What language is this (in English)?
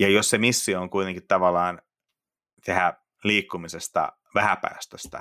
Finnish